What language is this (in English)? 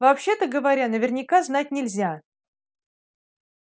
Russian